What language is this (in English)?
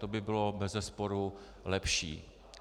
Czech